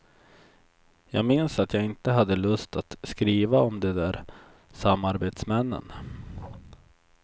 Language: Swedish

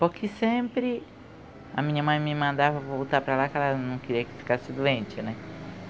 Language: Portuguese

